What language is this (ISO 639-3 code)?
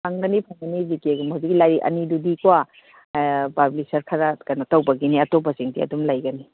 mni